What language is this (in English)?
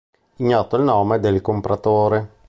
Italian